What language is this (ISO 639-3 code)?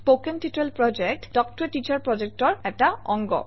asm